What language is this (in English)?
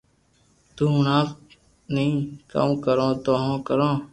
Loarki